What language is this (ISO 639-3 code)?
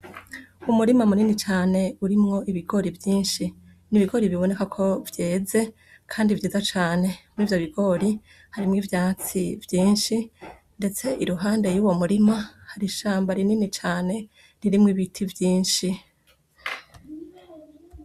run